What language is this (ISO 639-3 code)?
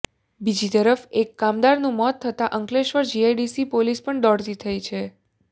guj